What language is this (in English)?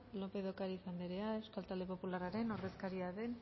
Basque